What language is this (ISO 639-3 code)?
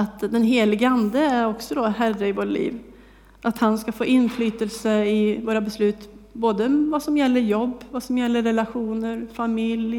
swe